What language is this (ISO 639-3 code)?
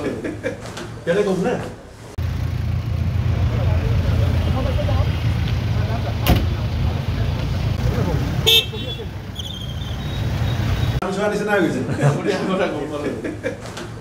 ind